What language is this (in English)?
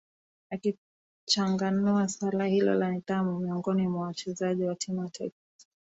Swahili